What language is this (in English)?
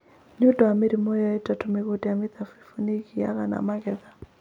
Kikuyu